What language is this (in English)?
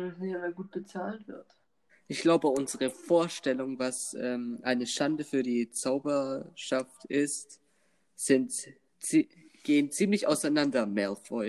German